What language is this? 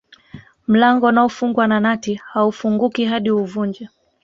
Swahili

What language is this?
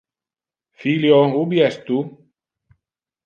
Interlingua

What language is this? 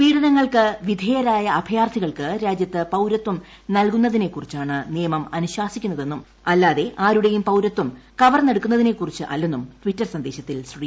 Malayalam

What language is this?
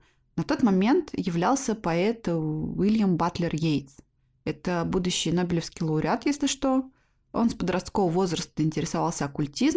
Russian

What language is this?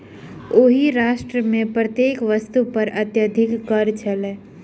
Maithili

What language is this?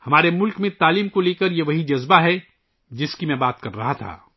Urdu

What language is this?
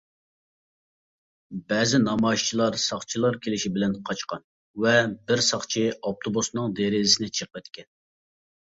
Uyghur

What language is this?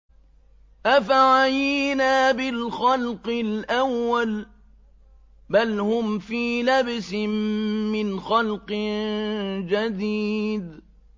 Arabic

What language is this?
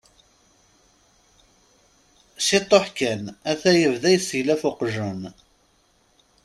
Kabyle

